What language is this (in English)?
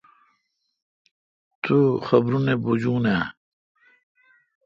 Kalkoti